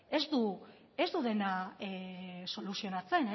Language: Basque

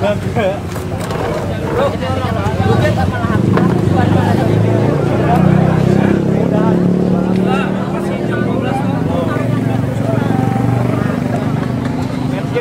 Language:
Korean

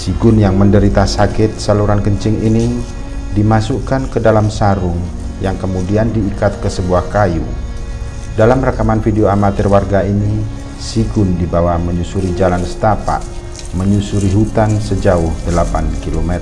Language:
Indonesian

